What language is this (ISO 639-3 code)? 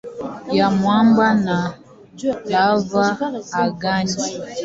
swa